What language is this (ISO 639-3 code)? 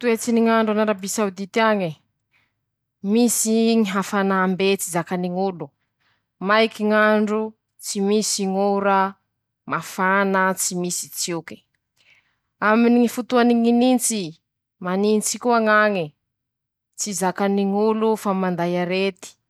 msh